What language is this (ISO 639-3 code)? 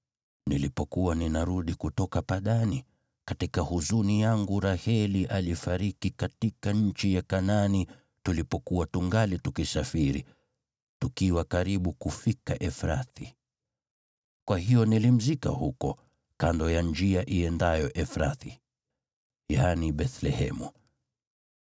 swa